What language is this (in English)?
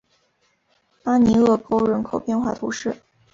Chinese